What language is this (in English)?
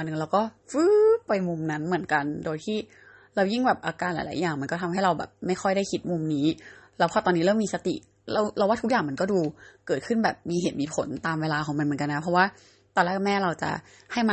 Thai